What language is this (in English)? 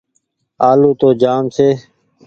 Goaria